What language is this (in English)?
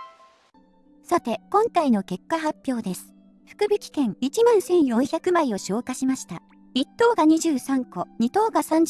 Japanese